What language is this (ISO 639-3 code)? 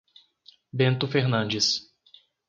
por